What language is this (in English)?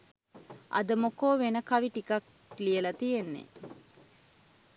Sinhala